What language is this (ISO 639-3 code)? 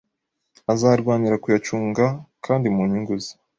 kin